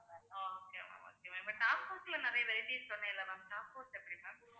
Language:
Tamil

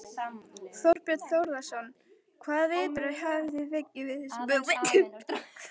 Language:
Icelandic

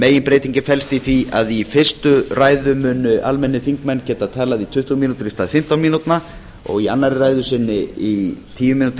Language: Icelandic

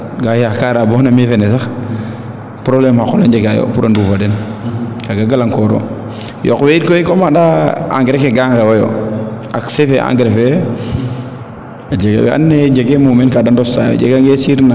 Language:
Serer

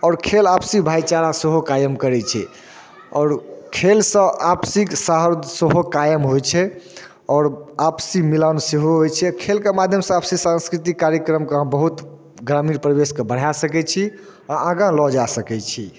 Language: Maithili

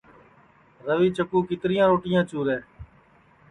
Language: Sansi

